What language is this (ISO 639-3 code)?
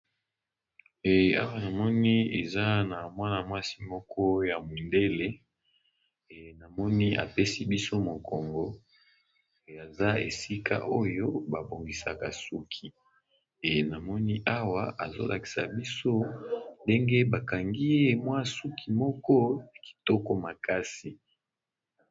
lin